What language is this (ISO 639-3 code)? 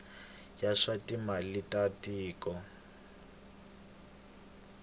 tso